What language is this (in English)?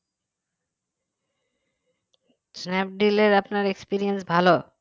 Bangla